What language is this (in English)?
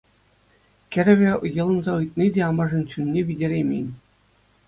Chuvash